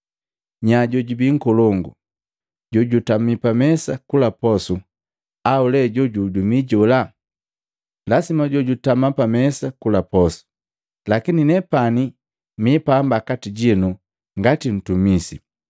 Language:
Matengo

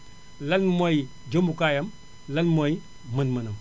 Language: Wolof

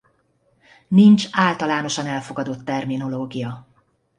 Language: Hungarian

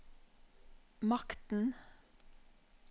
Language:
Norwegian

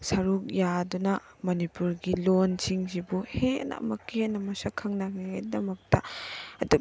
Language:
Manipuri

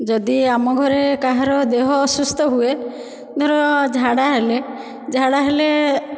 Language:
Odia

